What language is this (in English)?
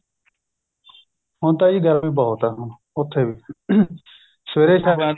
Punjabi